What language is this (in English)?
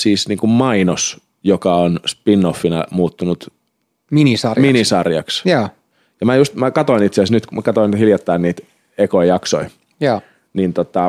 Finnish